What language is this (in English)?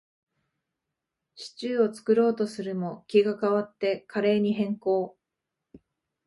Japanese